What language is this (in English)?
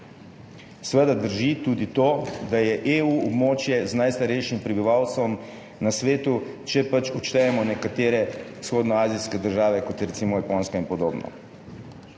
Slovenian